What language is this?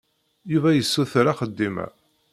Kabyle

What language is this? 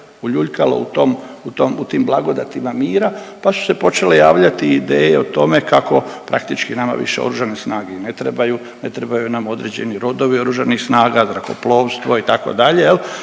Croatian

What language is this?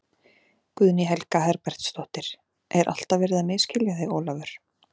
Icelandic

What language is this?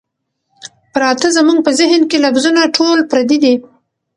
Pashto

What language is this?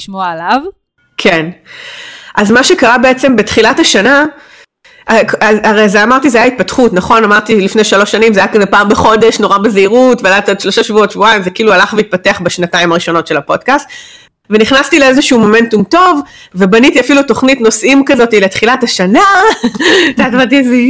Hebrew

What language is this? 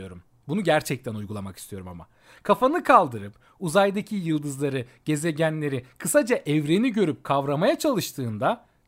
Turkish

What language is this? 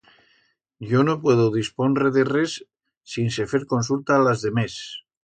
Aragonese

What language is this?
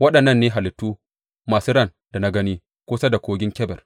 Hausa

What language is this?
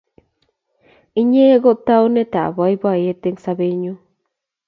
Kalenjin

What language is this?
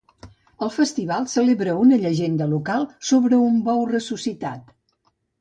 Catalan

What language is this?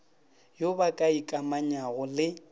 Northern Sotho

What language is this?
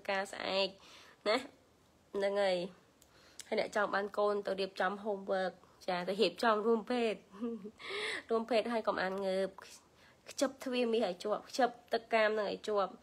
Vietnamese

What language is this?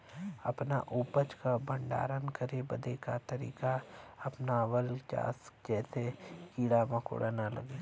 Bhojpuri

